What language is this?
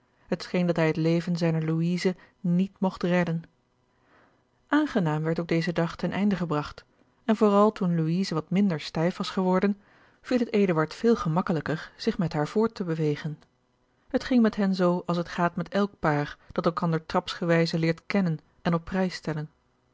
Dutch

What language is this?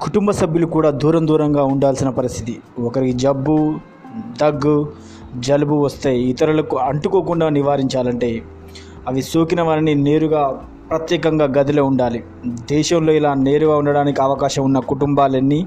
Telugu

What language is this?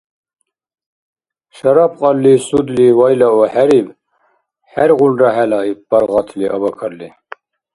Dargwa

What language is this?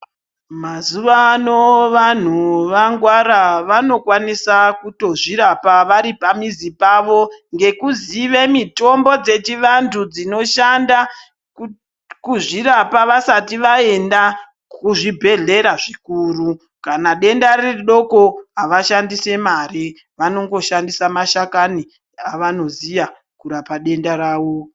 Ndau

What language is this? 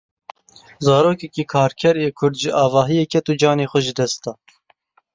Kurdish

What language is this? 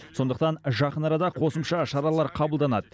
Kazakh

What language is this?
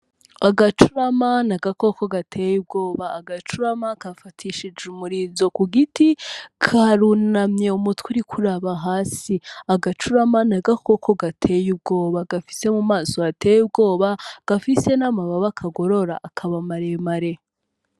Rundi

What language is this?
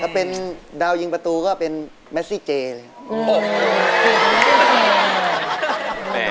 Thai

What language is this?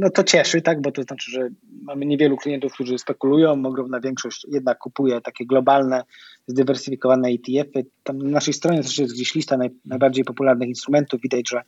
Polish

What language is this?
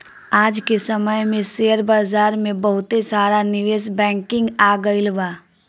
Bhojpuri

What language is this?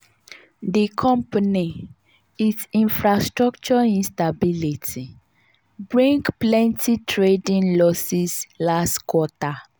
Nigerian Pidgin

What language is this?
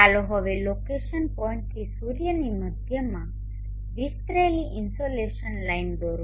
Gujarati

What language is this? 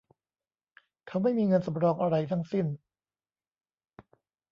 Thai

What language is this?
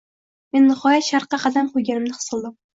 Uzbek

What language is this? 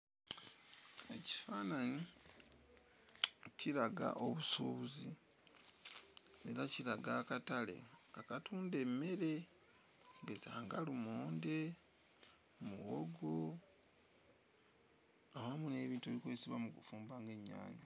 Ganda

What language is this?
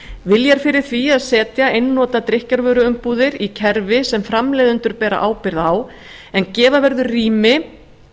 Icelandic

